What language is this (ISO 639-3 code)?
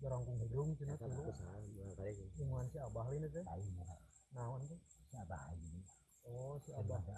ind